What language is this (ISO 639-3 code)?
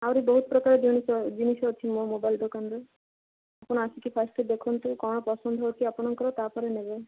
ori